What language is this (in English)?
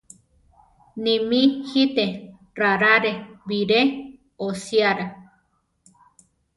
Central Tarahumara